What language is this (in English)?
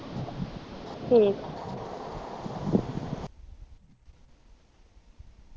Punjabi